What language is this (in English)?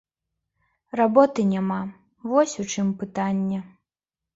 Belarusian